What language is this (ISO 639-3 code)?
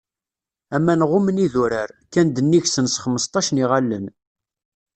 kab